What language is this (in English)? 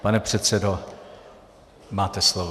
Czech